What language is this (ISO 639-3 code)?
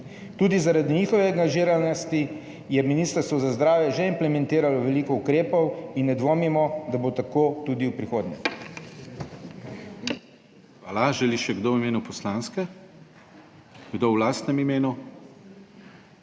slv